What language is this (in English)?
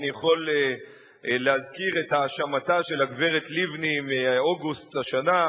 Hebrew